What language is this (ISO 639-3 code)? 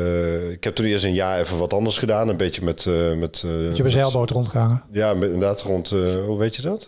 nld